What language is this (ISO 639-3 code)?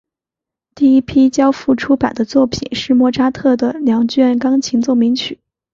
zho